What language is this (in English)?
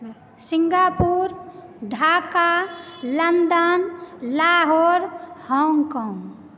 Maithili